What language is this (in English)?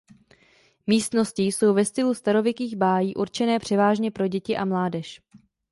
Czech